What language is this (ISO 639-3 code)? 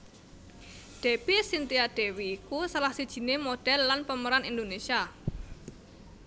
jav